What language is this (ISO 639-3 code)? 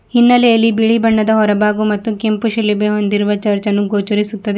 kan